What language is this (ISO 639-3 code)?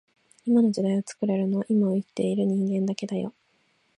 jpn